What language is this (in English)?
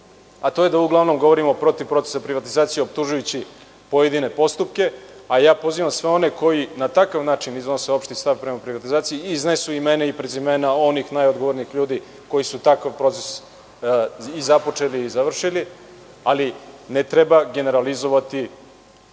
Serbian